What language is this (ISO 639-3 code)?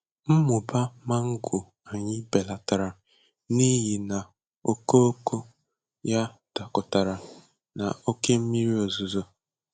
ibo